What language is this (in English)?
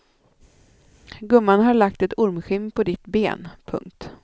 Swedish